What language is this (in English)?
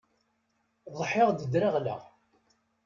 Kabyle